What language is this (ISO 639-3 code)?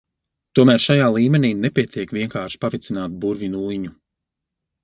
lav